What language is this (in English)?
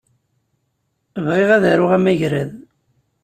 Kabyle